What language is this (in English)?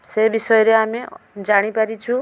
Odia